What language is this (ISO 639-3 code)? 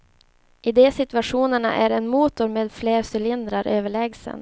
swe